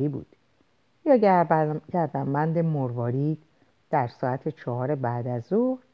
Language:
Persian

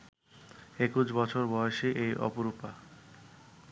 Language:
Bangla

